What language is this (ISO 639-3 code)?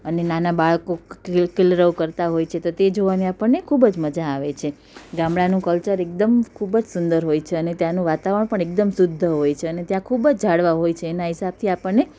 guj